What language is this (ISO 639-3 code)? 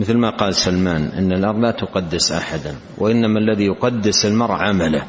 ara